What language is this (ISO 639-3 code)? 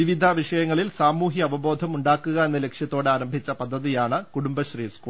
mal